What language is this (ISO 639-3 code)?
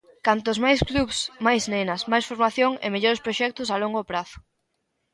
glg